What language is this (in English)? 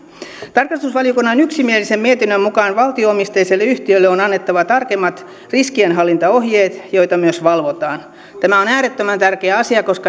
Finnish